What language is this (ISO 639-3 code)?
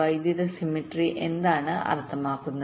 mal